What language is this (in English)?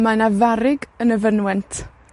Welsh